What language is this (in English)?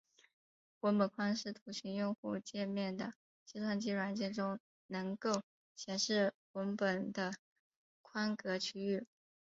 Chinese